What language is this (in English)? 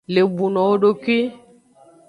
Aja (Benin)